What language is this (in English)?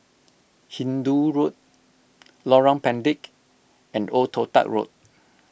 English